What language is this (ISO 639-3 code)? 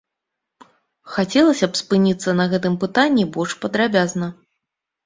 bel